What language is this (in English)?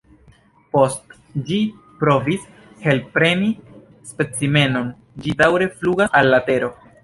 Esperanto